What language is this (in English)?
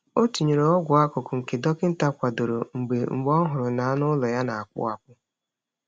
Igbo